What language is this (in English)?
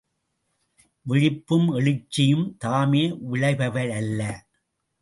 Tamil